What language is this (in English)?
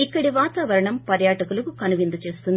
Telugu